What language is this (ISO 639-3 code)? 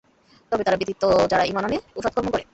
ben